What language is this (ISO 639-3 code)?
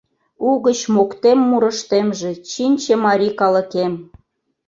chm